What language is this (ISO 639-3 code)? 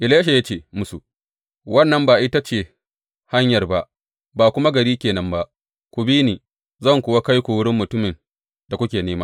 hau